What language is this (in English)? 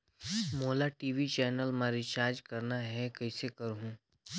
Chhattisgarhi